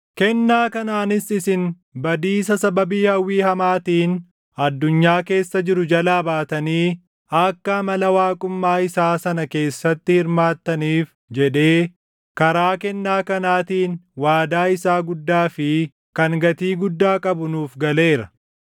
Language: Oromo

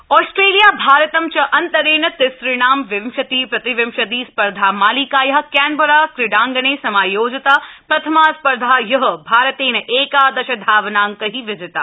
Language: Sanskrit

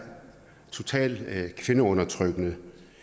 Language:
Danish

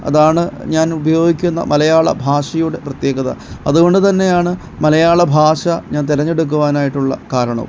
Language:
Malayalam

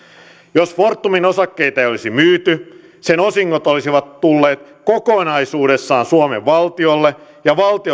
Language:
Finnish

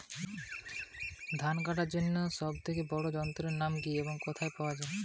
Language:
Bangla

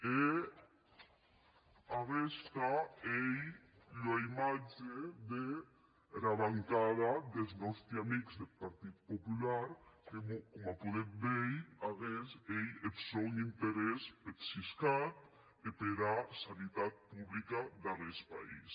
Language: Catalan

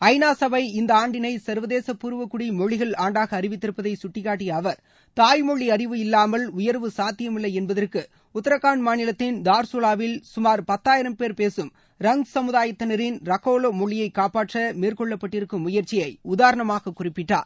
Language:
Tamil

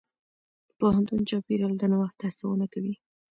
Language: Pashto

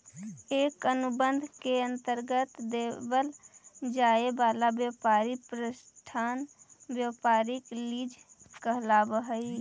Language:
Magahi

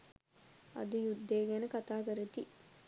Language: Sinhala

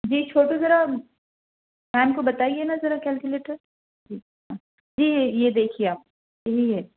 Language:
Urdu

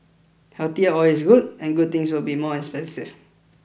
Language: English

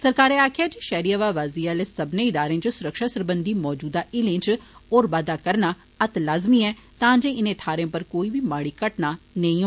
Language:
Dogri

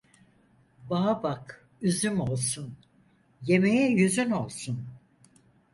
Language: Turkish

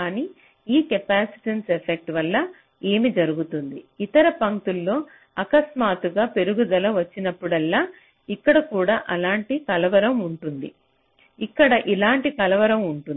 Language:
Telugu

